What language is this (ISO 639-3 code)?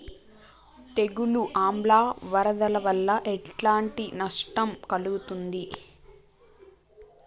tel